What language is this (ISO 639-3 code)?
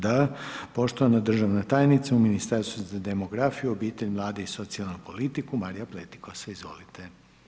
hrv